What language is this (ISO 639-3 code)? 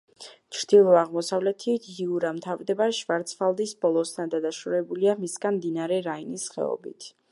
kat